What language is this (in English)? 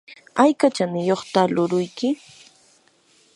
Yanahuanca Pasco Quechua